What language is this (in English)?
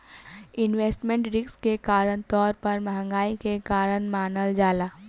Bhojpuri